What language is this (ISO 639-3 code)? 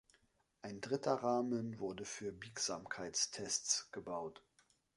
deu